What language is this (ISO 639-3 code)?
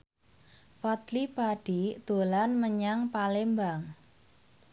jav